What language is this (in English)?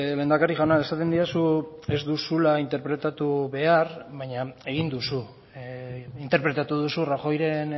Basque